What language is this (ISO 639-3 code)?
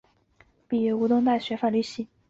zho